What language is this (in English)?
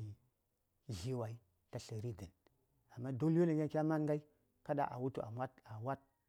Saya